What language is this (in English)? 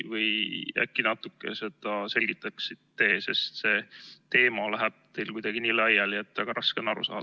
Estonian